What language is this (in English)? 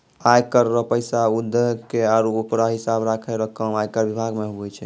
Maithili